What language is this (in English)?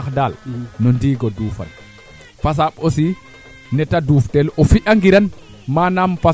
Serer